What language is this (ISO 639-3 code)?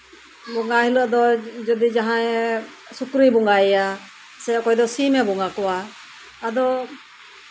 sat